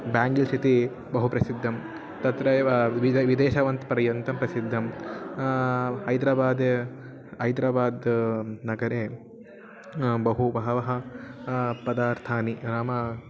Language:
Sanskrit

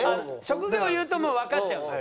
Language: Japanese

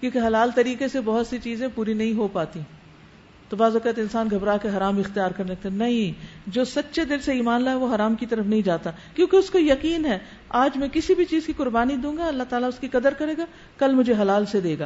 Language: Urdu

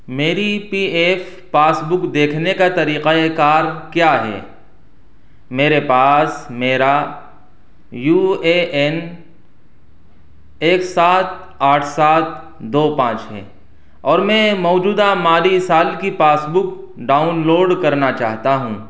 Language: Urdu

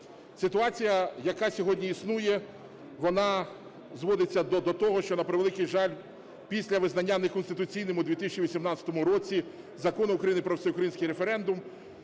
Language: Ukrainian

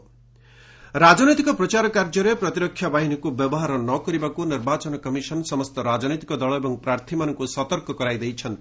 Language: Odia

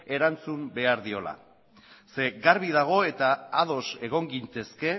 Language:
Basque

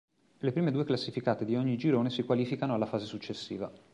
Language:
Italian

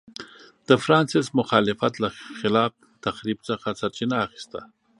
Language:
Pashto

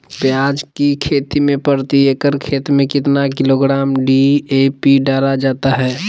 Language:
Magahi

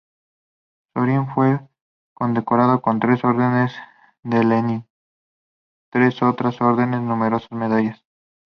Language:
Spanish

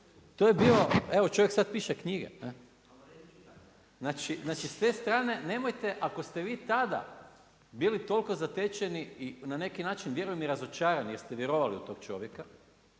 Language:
Croatian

